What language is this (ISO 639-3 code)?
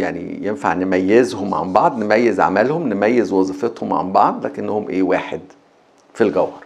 ara